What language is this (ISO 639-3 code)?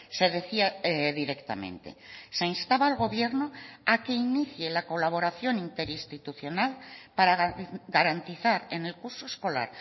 spa